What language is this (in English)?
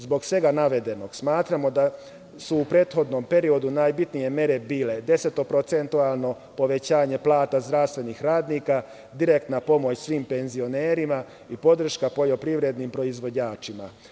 Serbian